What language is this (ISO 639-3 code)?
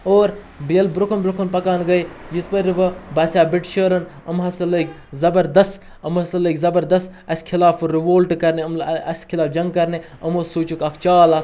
kas